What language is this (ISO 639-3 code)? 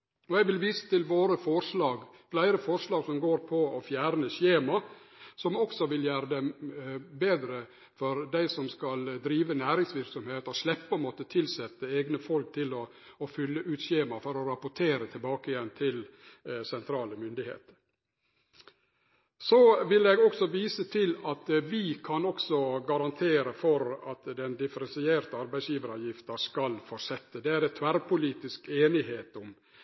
nno